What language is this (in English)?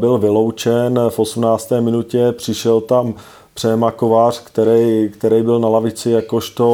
Czech